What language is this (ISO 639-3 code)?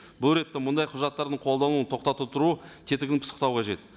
kaz